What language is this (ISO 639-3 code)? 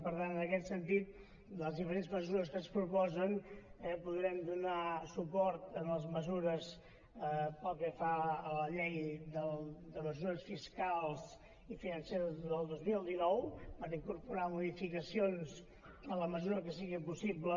cat